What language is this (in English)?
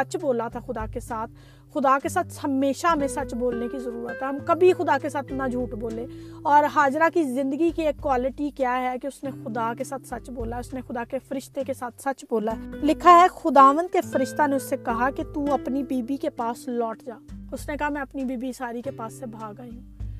Urdu